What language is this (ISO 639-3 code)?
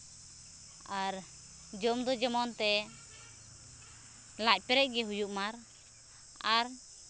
sat